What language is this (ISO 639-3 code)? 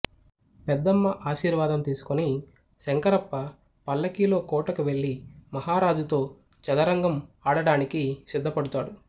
tel